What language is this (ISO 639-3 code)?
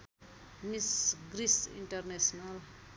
nep